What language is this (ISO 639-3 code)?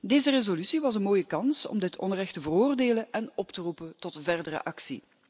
nld